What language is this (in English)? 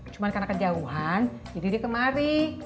Indonesian